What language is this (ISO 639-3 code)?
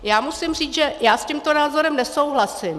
ces